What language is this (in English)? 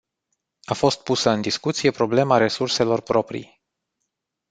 Romanian